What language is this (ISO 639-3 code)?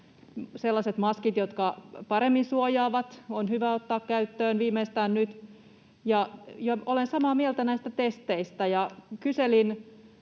fin